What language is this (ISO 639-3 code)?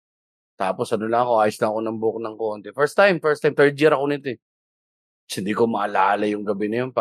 fil